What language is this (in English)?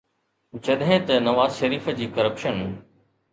Sindhi